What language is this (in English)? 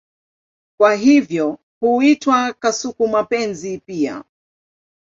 Swahili